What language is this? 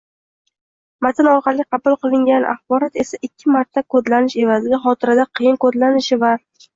Uzbek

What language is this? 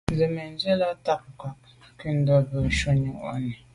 Medumba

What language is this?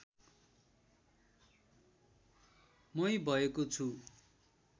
Nepali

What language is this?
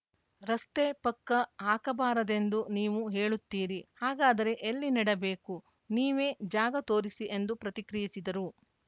Kannada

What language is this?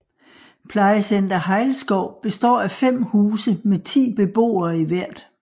Danish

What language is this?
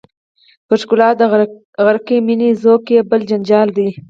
Pashto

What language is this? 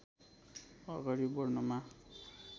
Nepali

